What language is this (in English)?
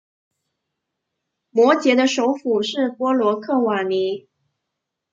Chinese